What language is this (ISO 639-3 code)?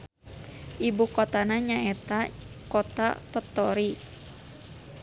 sun